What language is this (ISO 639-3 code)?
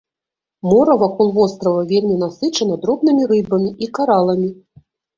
bel